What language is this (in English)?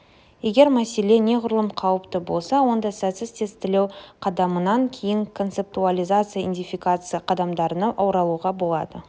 Kazakh